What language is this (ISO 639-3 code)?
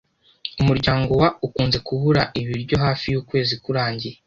kin